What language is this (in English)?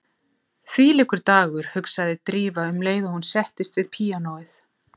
Icelandic